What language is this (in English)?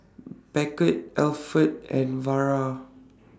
English